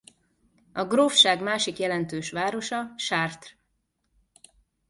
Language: Hungarian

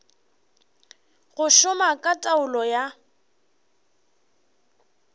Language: Northern Sotho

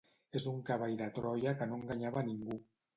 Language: Catalan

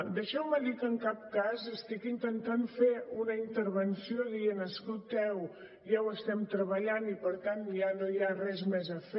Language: Catalan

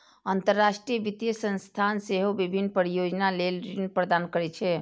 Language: Maithili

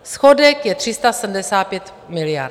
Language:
Czech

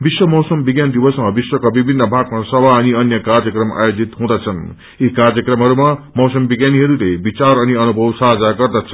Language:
Nepali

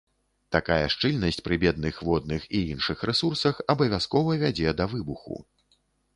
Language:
Belarusian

